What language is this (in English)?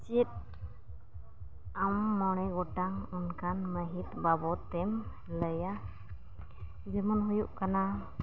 Santali